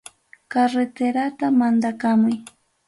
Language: Ayacucho Quechua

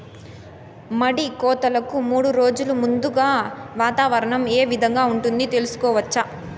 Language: Telugu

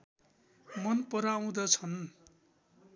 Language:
Nepali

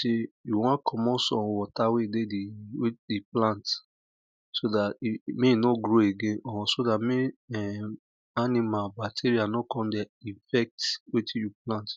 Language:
Nigerian Pidgin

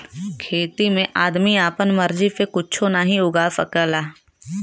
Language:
Bhojpuri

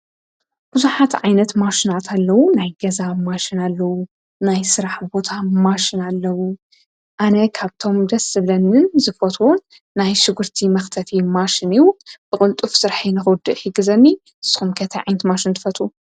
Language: Tigrinya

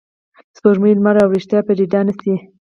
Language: Pashto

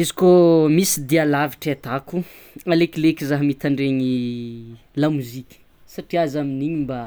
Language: Tsimihety Malagasy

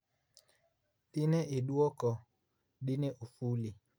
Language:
Luo (Kenya and Tanzania)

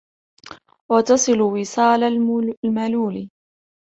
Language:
Arabic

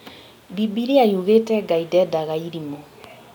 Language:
Kikuyu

